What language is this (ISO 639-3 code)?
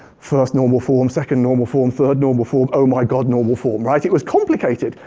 eng